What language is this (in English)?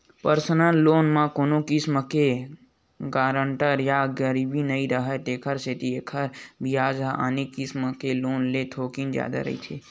Chhattisgarhi